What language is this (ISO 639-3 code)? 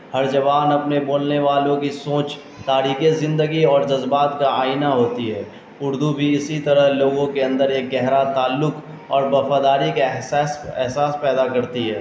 urd